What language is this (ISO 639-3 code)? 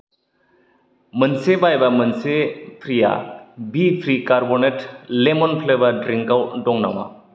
brx